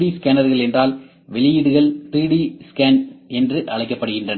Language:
Tamil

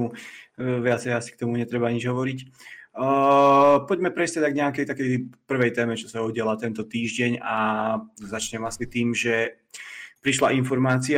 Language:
Slovak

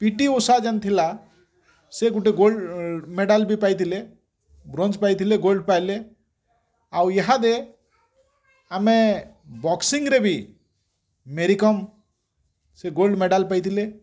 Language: Odia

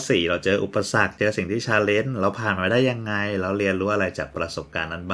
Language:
Thai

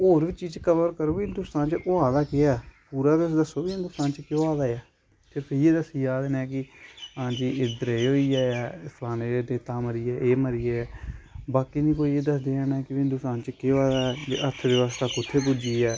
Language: Dogri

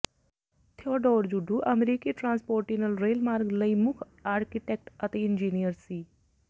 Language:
Punjabi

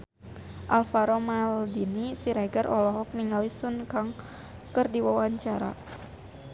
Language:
Sundanese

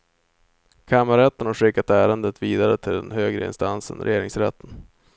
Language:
Swedish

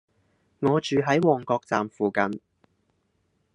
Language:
Cantonese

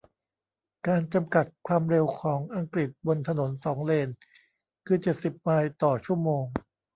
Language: Thai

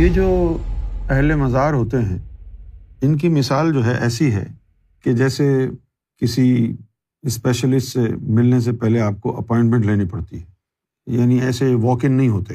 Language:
Urdu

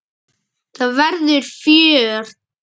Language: Icelandic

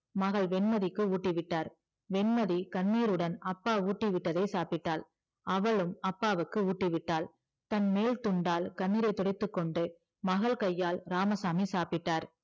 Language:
Tamil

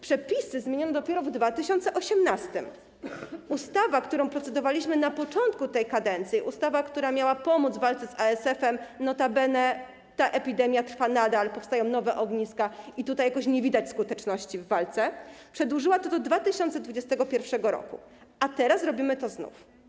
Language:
Polish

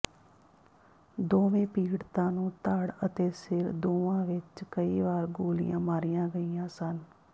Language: Punjabi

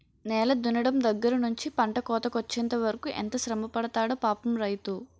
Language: Telugu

